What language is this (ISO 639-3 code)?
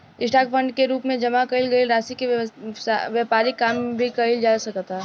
bho